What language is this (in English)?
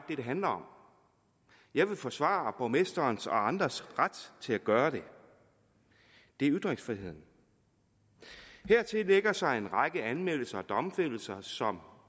Danish